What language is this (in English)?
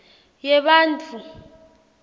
Swati